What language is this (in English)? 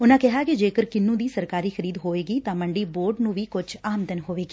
Punjabi